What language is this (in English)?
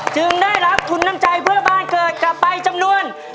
Thai